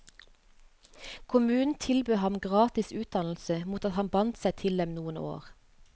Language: Norwegian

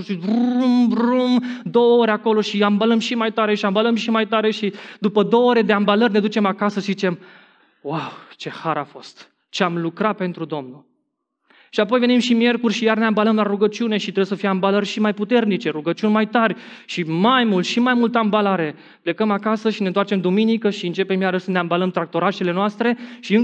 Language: Romanian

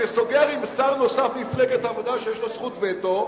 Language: Hebrew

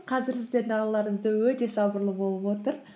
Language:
Kazakh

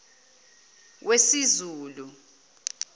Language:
Zulu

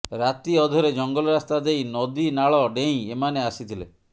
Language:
Odia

